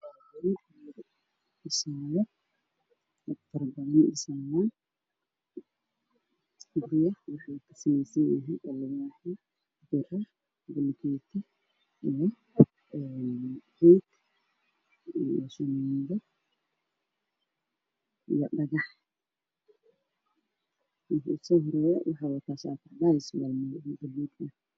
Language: Somali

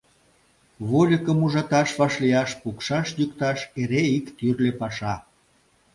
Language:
Mari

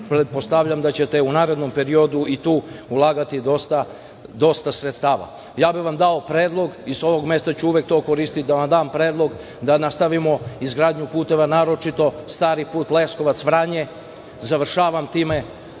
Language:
Serbian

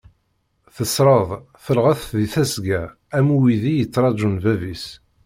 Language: Kabyle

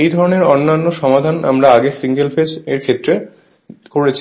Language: Bangla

